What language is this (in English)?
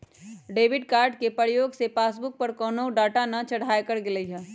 Magahi